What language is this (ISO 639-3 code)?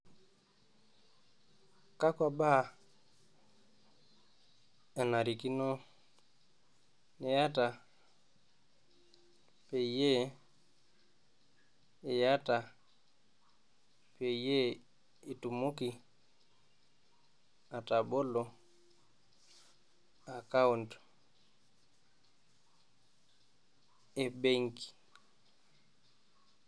mas